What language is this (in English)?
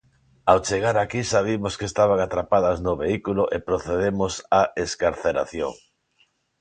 Galician